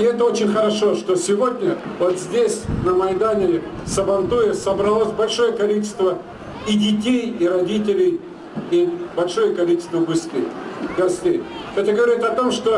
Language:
Russian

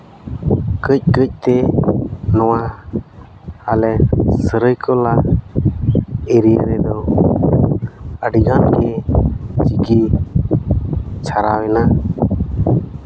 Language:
Santali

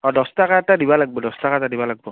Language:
Assamese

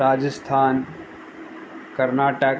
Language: Sindhi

